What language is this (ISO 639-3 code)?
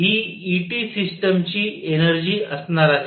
mar